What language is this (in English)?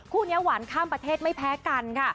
Thai